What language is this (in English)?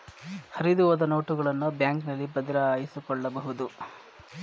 Kannada